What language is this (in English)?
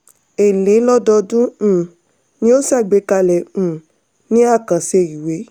Yoruba